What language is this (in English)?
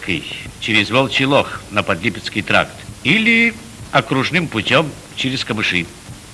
Russian